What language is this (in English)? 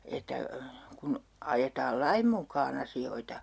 Finnish